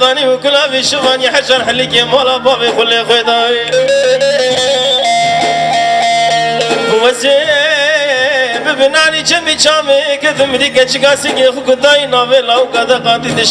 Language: Turkish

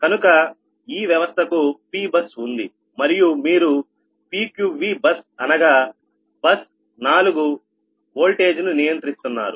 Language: Telugu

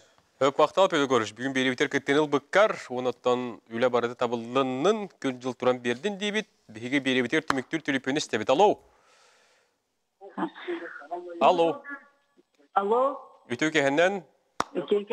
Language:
Turkish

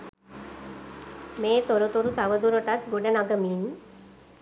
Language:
Sinhala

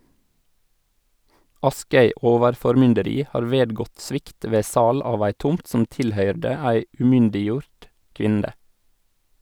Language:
Norwegian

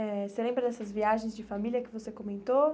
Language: Portuguese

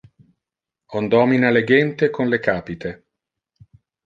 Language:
Interlingua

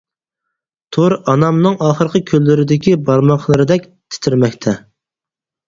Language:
Uyghur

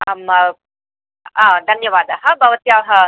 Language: Sanskrit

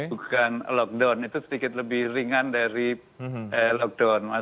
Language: Indonesian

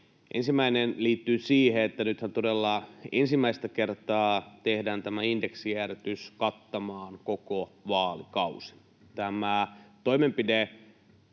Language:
Finnish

